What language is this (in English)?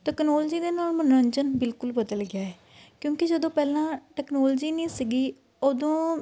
Punjabi